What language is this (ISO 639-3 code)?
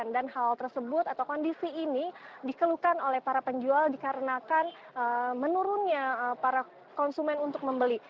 ind